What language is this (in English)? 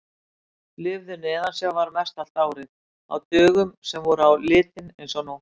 Icelandic